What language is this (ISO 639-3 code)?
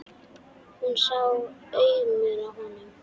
isl